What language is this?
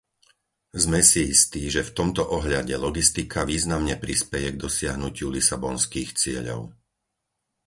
Slovak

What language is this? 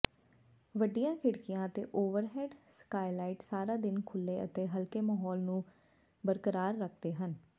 Punjabi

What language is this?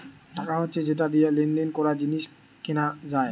Bangla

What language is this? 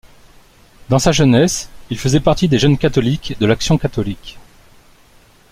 French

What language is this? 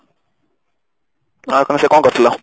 Odia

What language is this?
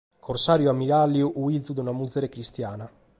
Sardinian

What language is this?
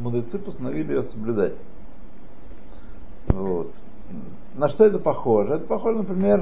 Russian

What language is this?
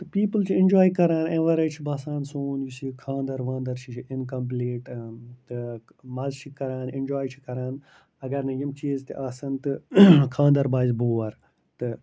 Kashmiri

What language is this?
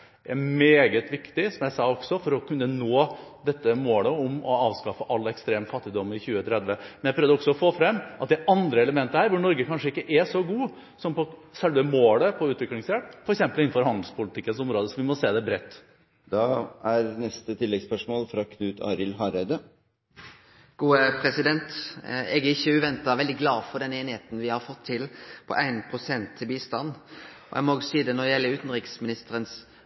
Norwegian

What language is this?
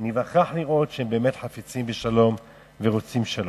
Hebrew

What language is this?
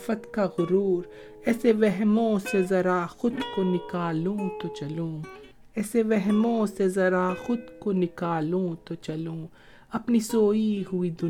Urdu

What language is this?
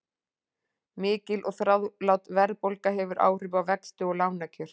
Icelandic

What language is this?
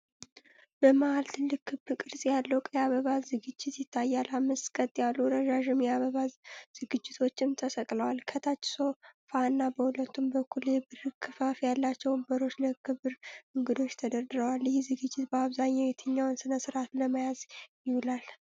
Amharic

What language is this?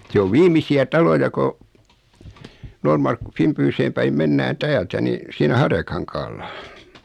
Finnish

